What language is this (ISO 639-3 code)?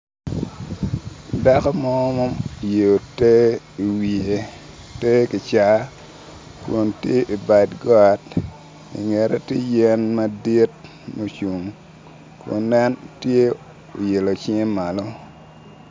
ach